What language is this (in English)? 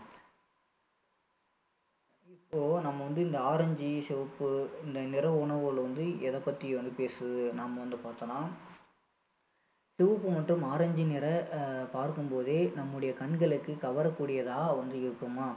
Tamil